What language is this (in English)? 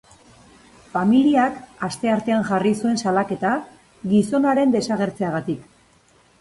Basque